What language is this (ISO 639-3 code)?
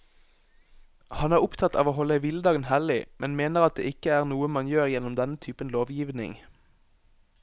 nor